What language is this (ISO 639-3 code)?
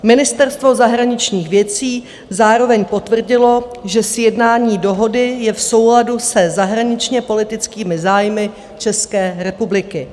ces